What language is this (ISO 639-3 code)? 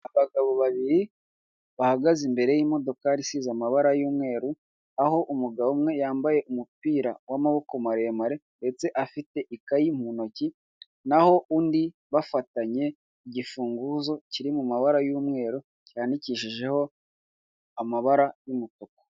kin